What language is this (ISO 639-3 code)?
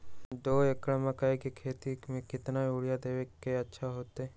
mag